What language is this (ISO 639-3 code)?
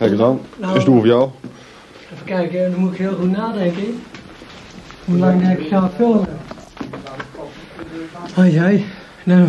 nld